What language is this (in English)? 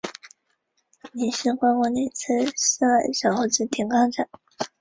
Chinese